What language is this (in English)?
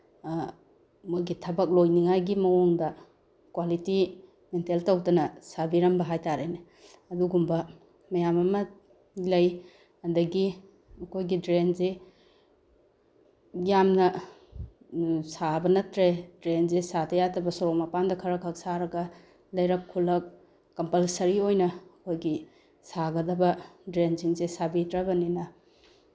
Manipuri